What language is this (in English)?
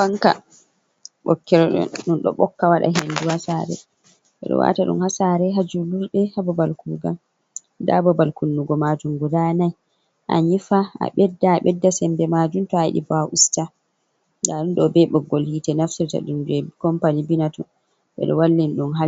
Fula